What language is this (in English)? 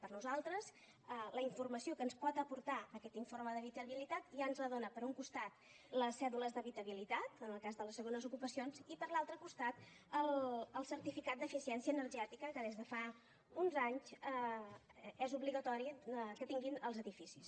Catalan